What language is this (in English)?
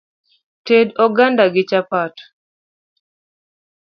Luo (Kenya and Tanzania)